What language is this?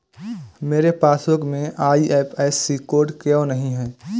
Hindi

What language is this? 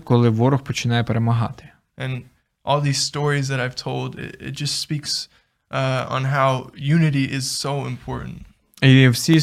Ukrainian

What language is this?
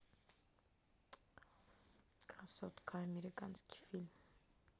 Russian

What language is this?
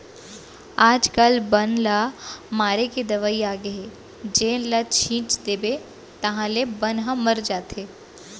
Chhattisgarhi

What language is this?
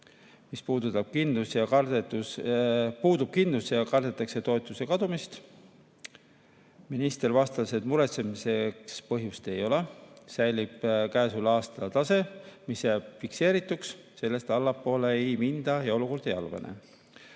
Estonian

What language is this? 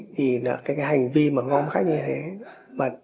Vietnamese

